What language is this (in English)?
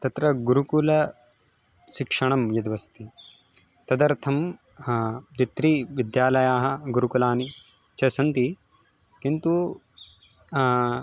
Sanskrit